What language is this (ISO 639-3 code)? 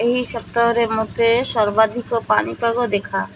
ori